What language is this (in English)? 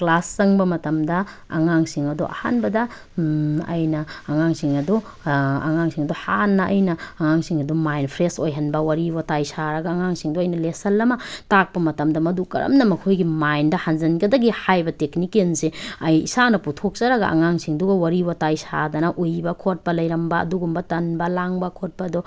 Manipuri